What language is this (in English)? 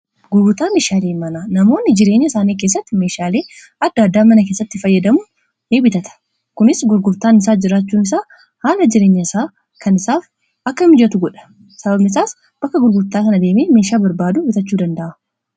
Oromo